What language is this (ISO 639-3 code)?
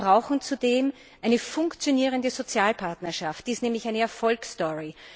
deu